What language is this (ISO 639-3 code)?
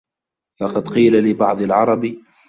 ara